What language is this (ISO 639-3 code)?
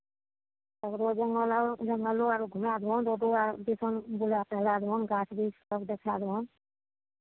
mai